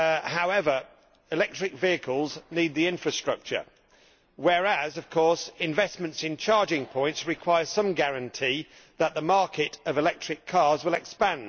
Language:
English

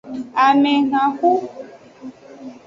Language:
Aja (Benin)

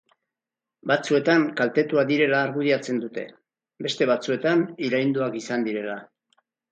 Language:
Basque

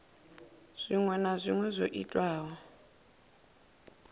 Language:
Venda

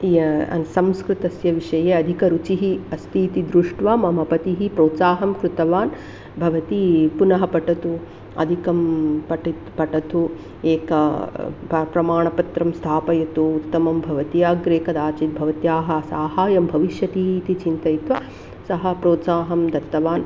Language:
Sanskrit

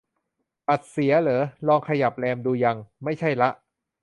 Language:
Thai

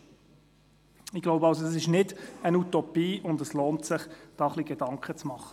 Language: Swiss German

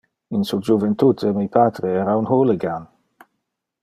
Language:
Interlingua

